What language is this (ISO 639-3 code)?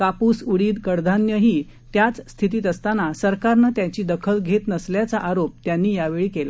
mar